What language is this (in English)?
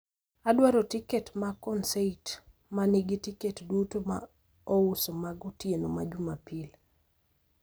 Luo (Kenya and Tanzania)